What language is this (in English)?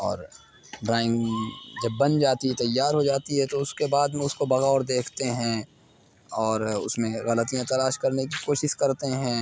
Urdu